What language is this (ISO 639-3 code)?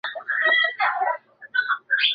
zho